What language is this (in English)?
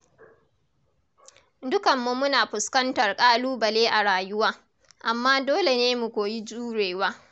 Hausa